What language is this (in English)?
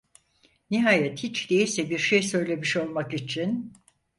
Turkish